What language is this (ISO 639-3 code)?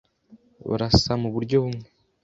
kin